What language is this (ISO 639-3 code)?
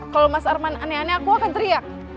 ind